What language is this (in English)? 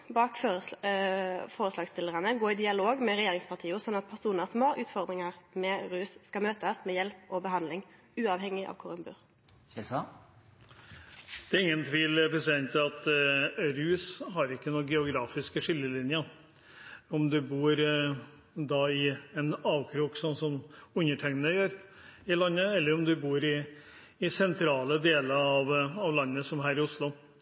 Norwegian